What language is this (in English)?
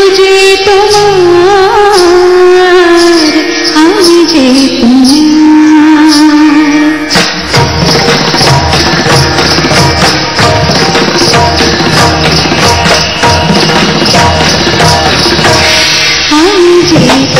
Hindi